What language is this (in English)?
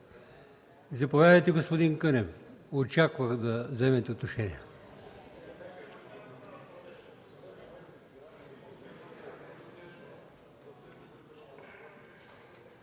Bulgarian